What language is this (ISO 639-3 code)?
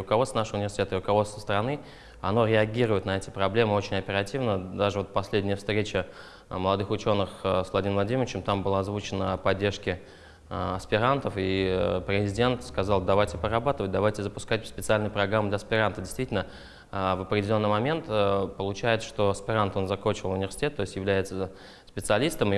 rus